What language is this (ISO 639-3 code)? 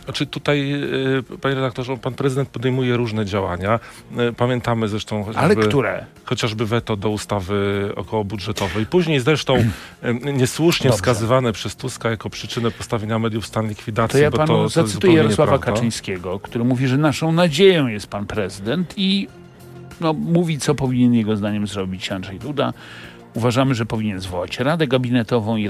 pol